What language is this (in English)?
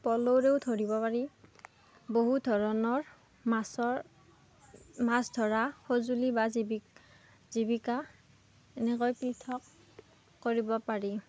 Assamese